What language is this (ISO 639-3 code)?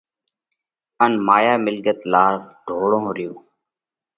kvx